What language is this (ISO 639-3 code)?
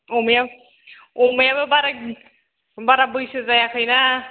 brx